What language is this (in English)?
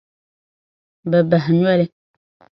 Dagbani